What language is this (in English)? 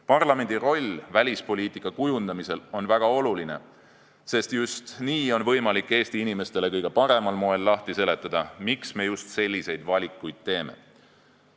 Estonian